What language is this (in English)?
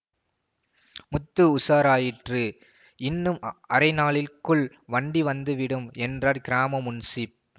Tamil